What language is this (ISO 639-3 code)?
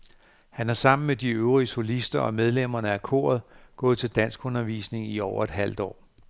dan